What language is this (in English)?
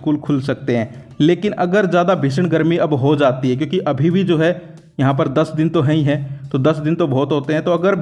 Hindi